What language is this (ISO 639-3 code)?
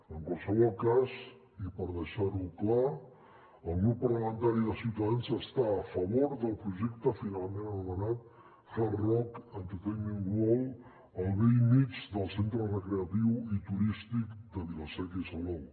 cat